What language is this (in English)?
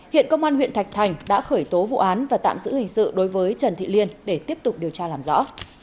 Vietnamese